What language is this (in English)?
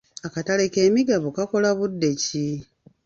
Ganda